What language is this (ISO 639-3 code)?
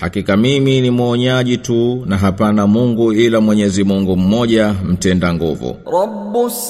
swa